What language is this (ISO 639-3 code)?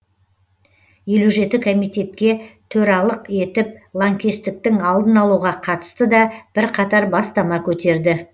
kaz